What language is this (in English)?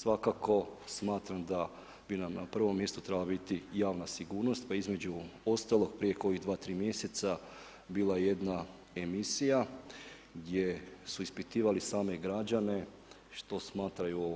Croatian